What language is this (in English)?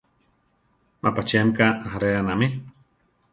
Central Tarahumara